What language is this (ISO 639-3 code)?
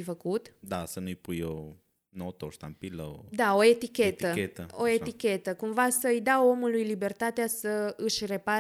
ron